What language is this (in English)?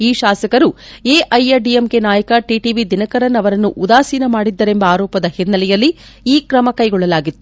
Kannada